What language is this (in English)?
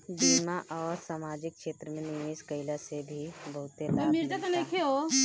Bhojpuri